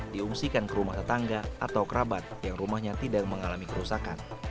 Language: Indonesian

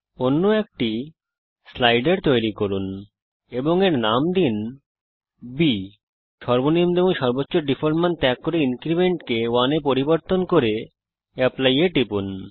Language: Bangla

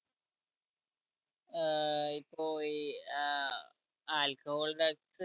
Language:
Malayalam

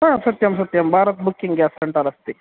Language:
Sanskrit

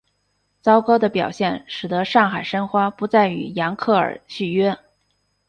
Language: Chinese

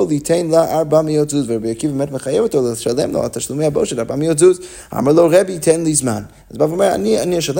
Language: Hebrew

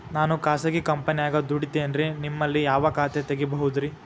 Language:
Kannada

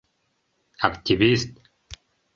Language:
Mari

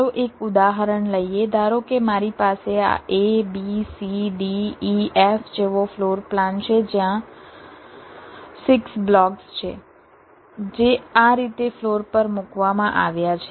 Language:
Gujarati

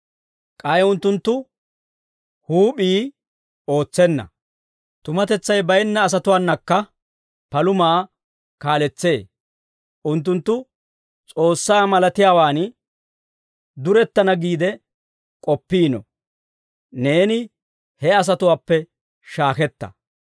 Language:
Dawro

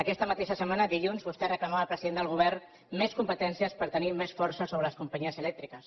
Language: Catalan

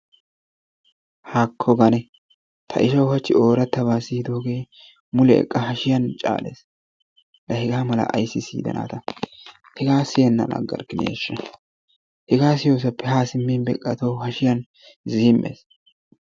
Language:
Wolaytta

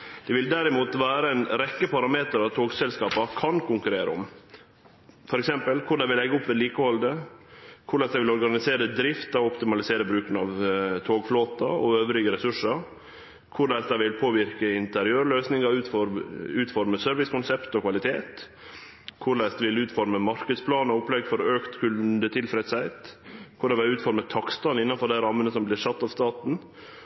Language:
Norwegian Nynorsk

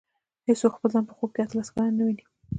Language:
Pashto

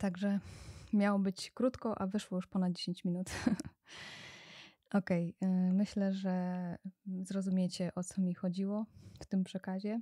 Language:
Polish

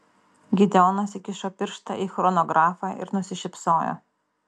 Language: Lithuanian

